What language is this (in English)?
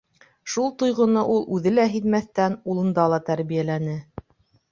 Bashkir